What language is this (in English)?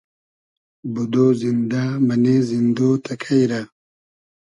Hazaragi